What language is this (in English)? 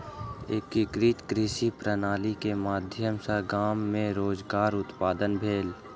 Maithili